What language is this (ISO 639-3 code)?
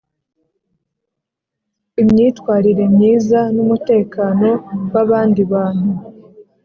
kin